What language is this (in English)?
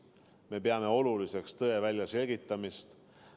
Estonian